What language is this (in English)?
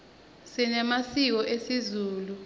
Swati